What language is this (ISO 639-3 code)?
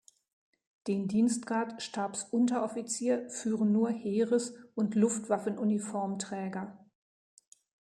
deu